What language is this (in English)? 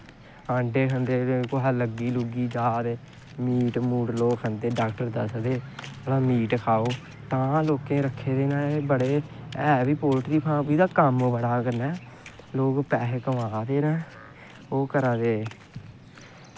Dogri